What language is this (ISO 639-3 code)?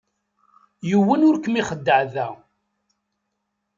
kab